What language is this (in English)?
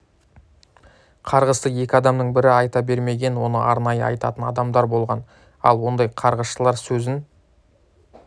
Kazakh